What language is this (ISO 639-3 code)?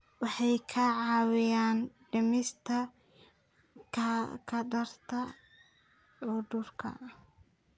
som